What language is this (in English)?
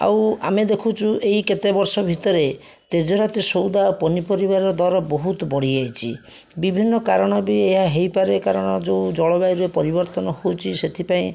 Odia